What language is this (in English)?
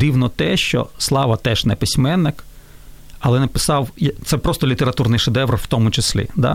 Ukrainian